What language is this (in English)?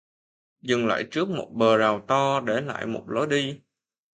Vietnamese